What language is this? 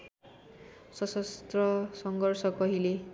Nepali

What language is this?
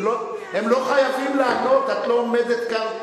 Hebrew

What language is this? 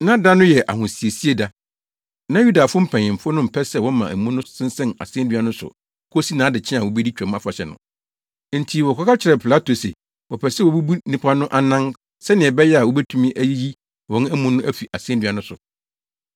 Akan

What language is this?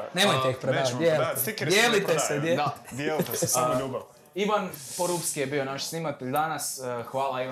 Croatian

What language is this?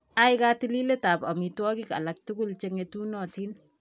Kalenjin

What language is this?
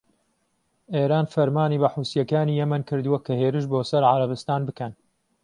Central Kurdish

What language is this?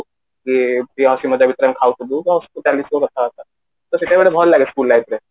Odia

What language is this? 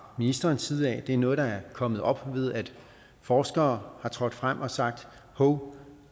Danish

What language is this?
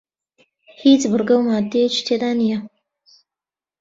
Central Kurdish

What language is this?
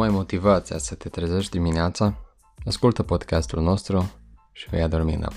Romanian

